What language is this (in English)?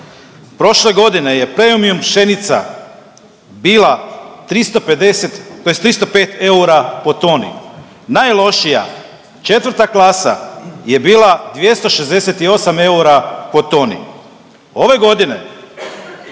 Croatian